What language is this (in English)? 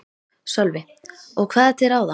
Icelandic